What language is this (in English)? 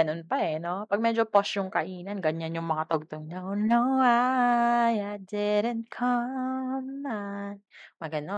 Filipino